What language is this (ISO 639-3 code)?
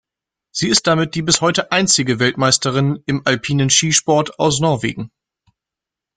deu